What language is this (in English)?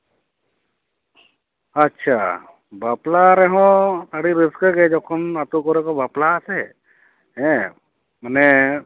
Santali